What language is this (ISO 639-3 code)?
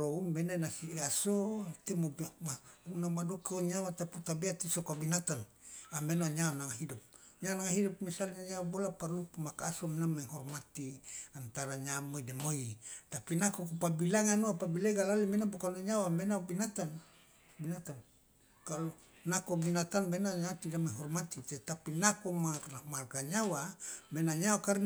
loa